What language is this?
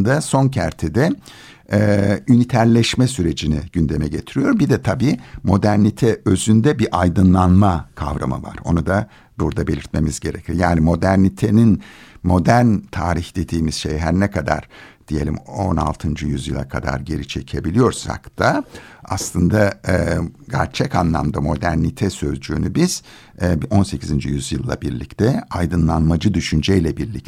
Turkish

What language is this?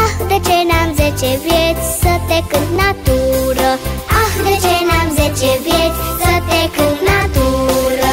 Romanian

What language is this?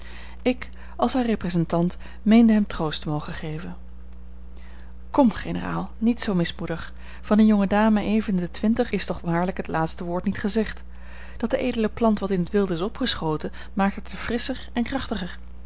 Dutch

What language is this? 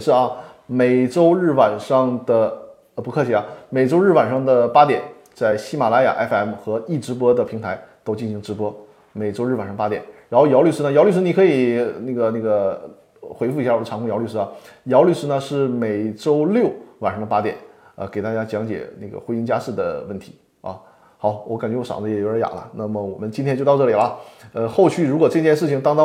Chinese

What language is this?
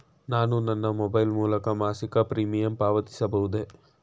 Kannada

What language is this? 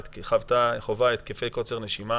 Hebrew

